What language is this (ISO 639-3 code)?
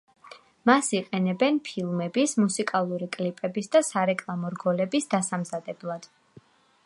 kat